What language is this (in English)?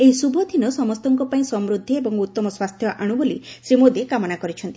Odia